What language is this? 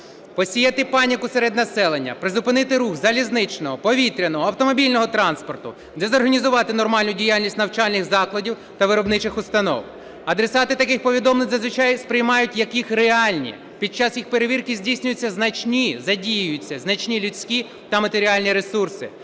Ukrainian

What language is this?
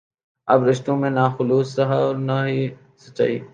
Urdu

